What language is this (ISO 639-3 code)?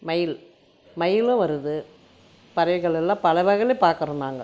tam